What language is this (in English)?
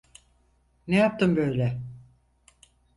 Turkish